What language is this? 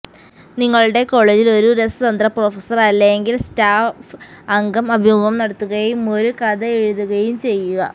Malayalam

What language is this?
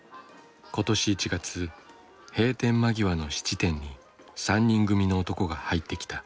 Japanese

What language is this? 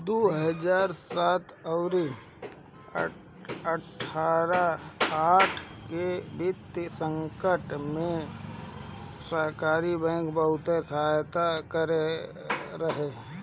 Bhojpuri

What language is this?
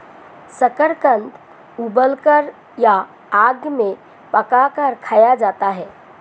Hindi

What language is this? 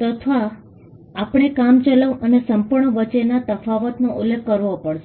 Gujarati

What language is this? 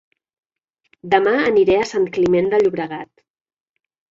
Catalan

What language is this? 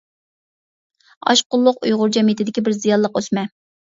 Uyghur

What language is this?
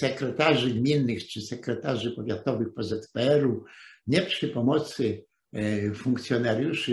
Polish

